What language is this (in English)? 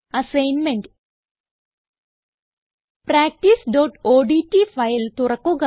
Malayalam